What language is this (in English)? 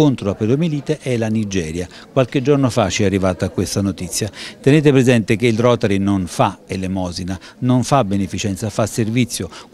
Italian